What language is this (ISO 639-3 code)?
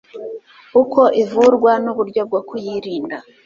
kin